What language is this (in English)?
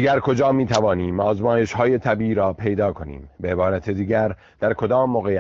Persian